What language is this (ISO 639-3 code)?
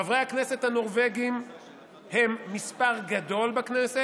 heb